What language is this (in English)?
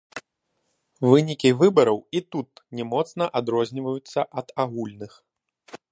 Belarusian